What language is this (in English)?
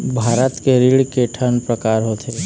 Chhattisgarhi